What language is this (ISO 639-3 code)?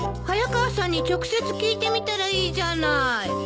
jpn